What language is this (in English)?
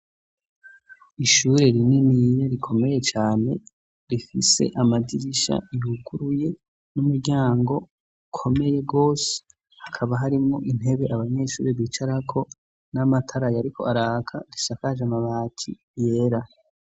Rundi